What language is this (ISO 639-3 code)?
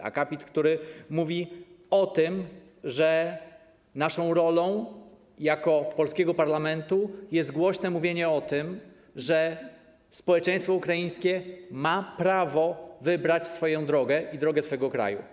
pol